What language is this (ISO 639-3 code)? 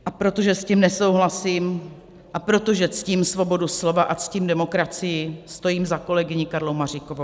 ces